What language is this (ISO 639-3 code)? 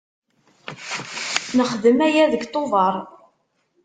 kab